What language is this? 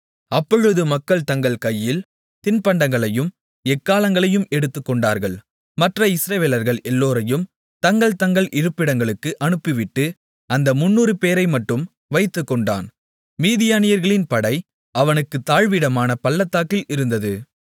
Tamil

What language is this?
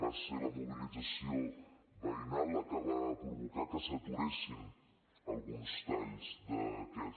Catalan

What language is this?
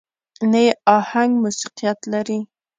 Pashto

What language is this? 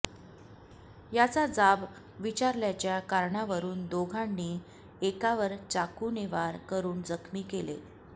Marathi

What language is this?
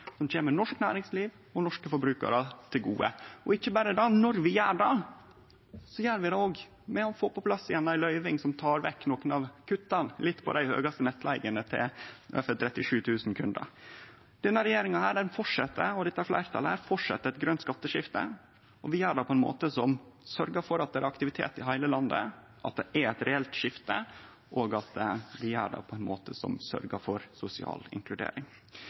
Norwegian Nynorsk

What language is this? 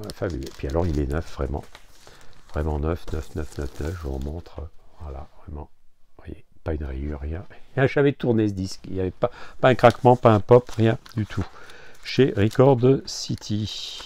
French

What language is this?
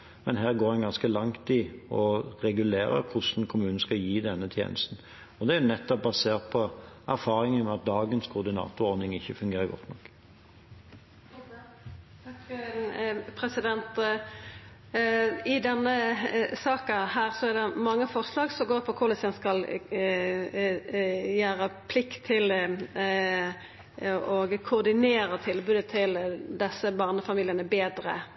Norwegian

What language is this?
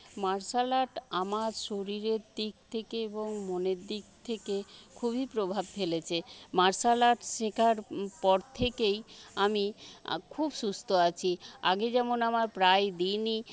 Bangla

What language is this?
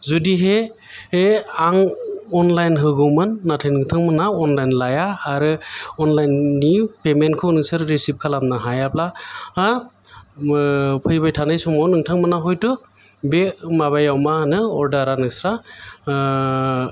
Bodo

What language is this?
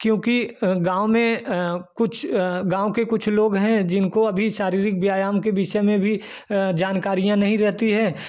Hindi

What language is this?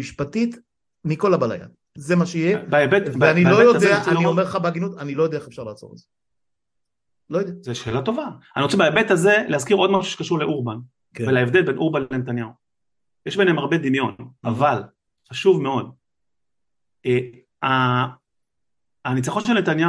Hebrew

